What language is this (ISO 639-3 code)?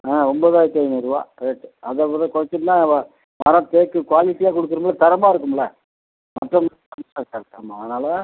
tam